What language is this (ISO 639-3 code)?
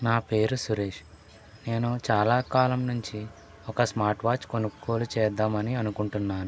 tel